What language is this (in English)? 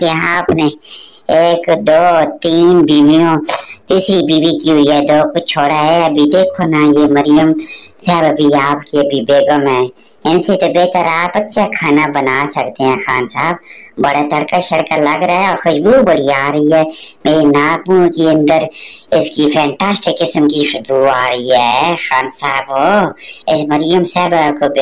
Thai